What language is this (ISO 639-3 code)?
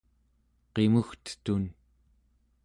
esu